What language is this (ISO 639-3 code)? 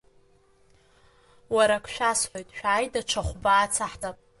abk